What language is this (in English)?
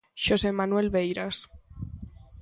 Galician